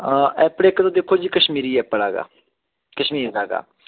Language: Punjabi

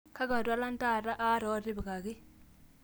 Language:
Masai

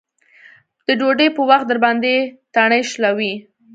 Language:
Pashto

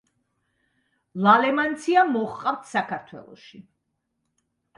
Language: Georgian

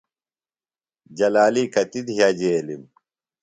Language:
Phalura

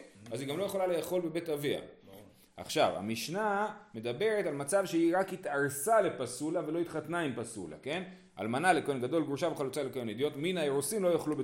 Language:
Hebrew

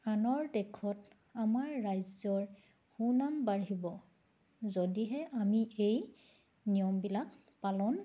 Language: Assamese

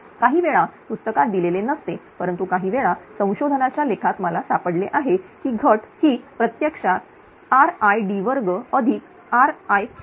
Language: Marathi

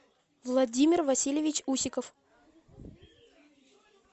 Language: Russian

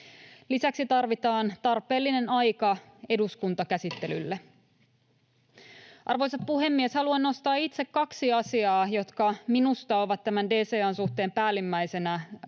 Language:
Finnish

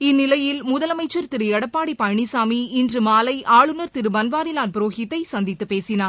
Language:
Tamil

